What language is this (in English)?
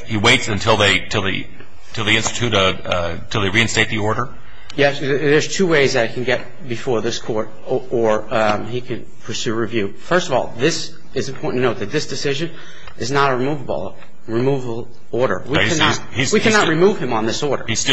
English